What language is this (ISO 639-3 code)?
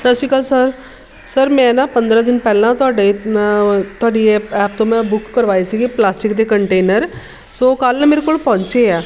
pan